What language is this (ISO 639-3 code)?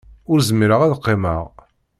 kab